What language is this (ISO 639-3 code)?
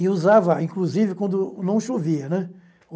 por